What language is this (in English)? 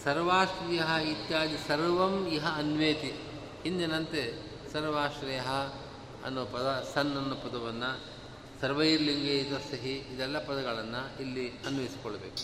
Kannada